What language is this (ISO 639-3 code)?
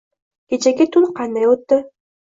uzb